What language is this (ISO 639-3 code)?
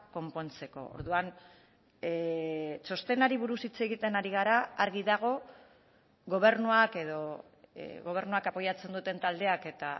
eus